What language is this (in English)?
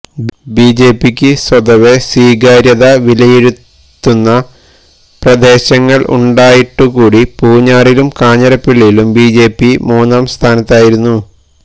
Malayalam